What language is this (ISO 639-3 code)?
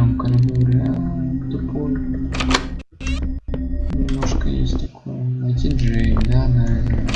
rus